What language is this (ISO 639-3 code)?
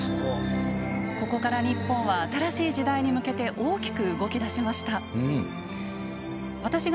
jpn